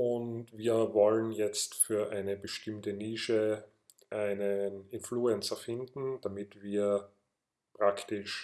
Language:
German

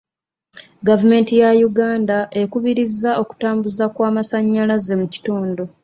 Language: Ganda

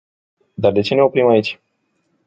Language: Romanian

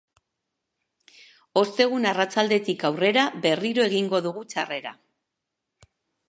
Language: Basque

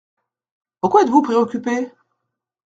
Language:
French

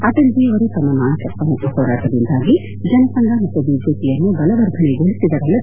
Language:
Kannada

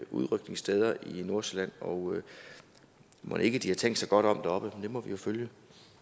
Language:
Danish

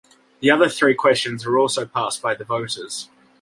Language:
English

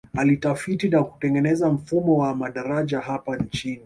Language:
Swahili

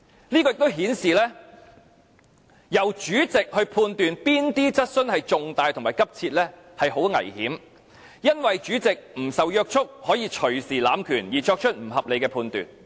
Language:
Cantonese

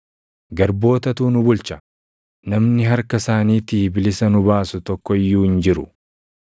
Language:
Oromo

